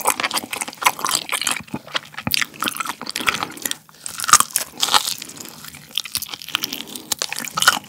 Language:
Korean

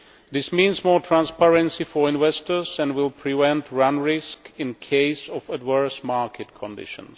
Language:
English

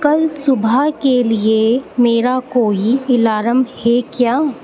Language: Urdu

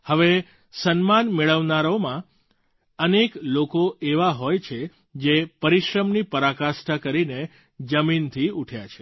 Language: Gujarati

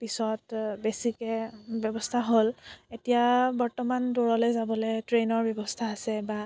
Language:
Assamese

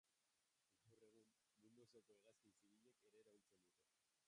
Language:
Basque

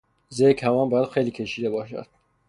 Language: Persian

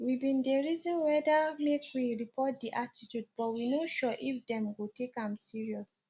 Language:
Nigerian Pidgin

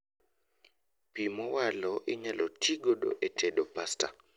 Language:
Luo (Kenya and Tanzania)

